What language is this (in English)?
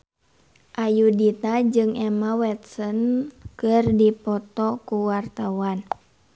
Sundanese